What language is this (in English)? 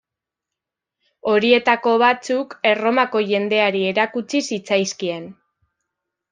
Basque